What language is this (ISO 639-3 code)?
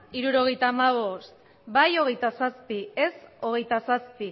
eus